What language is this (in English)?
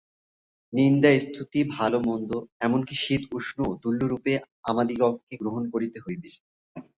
Bangla